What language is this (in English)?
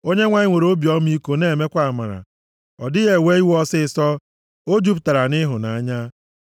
Igbo